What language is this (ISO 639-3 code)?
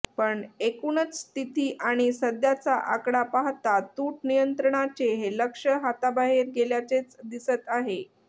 mar